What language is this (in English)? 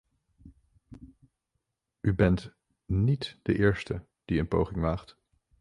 Dutch